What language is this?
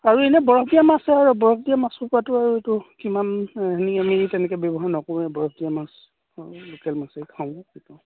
Assamese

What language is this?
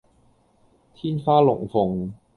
Cantonese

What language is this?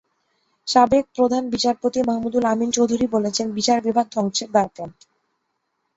Bangla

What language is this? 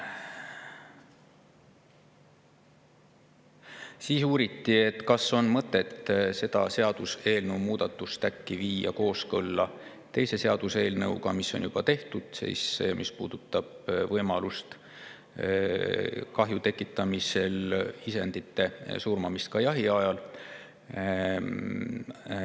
Estonian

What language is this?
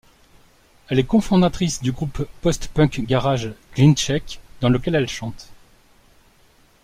French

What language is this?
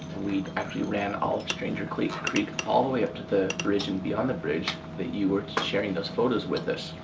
English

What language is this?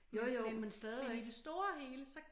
Danish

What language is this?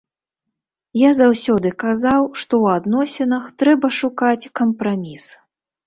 Belarusian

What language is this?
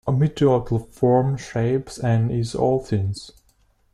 English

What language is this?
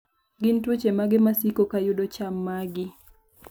Luo (Kenya and Tanzania)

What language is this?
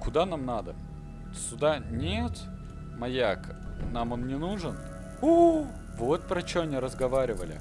Russian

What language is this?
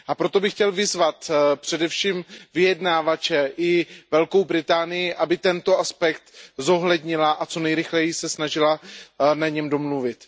Czech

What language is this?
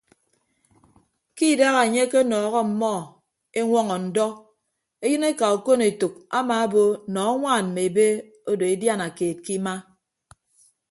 Ibibio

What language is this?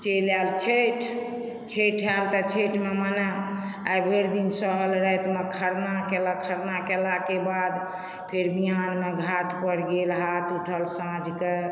Maithili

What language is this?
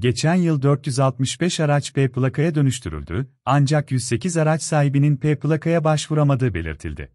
Turkish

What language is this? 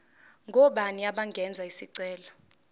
Zulu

